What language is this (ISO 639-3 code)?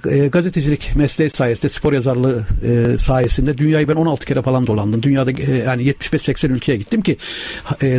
tur